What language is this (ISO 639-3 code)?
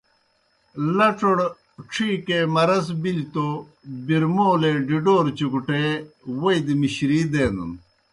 plk